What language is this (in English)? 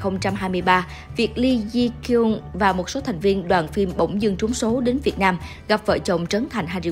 Vietnamese